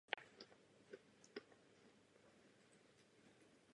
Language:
Czech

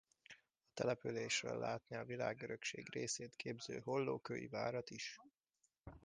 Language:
Hungarian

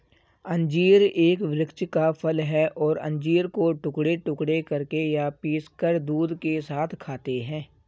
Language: Hindi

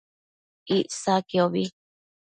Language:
Matsés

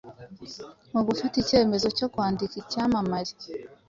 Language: Kinyarwanda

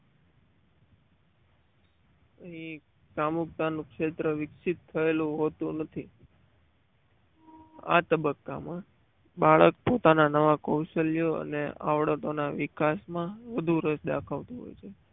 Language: Gujarati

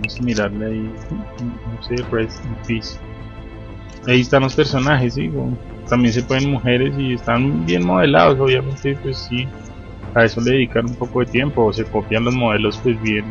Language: Spanish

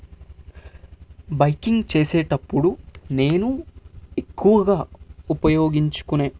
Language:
Telugu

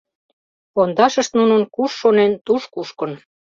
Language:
Mari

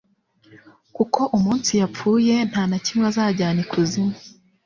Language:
Kinyarwanda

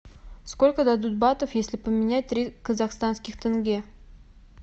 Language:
Russian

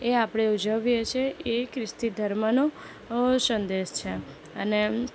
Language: Gujarati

